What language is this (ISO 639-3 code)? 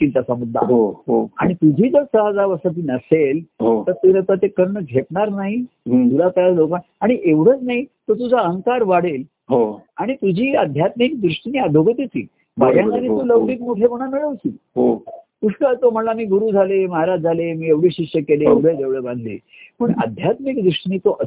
mar